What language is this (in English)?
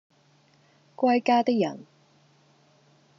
Cantonese